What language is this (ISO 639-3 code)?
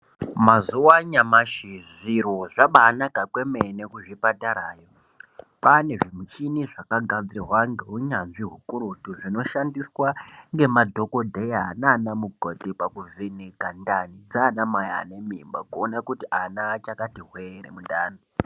ndc